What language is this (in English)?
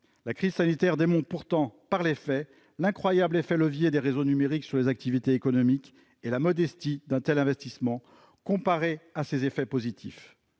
French